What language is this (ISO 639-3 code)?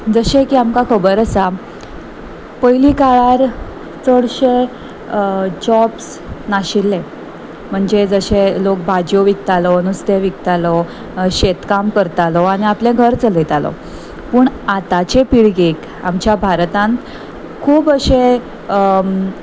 kok